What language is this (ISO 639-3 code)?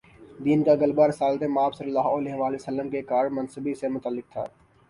urd